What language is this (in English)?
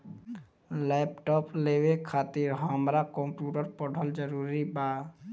Bhojpuri